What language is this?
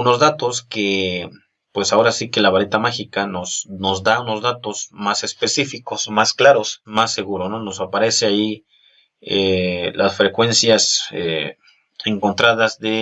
Spanish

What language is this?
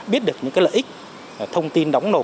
Vietnamese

